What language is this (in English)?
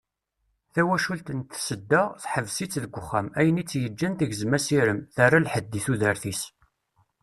Kabyle